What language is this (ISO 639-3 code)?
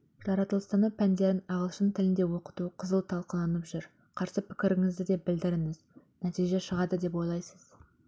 kaz